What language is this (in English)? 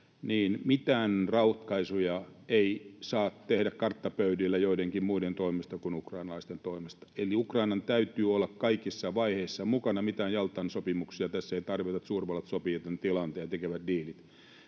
Finnish